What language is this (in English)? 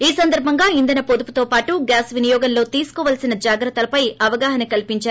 Telugu